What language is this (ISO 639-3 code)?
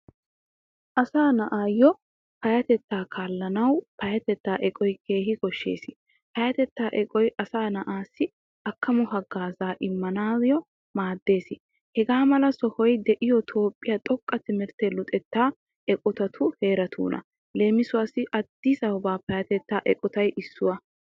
wal